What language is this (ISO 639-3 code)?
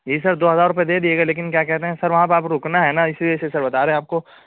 urd